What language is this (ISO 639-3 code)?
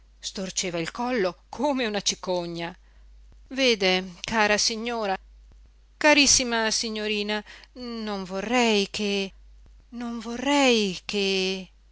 ita